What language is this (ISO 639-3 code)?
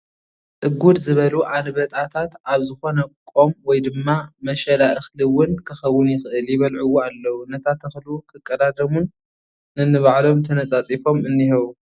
tir